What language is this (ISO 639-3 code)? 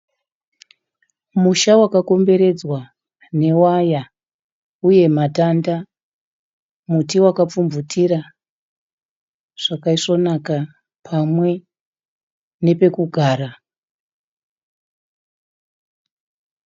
sna